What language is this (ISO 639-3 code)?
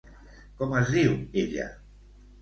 cat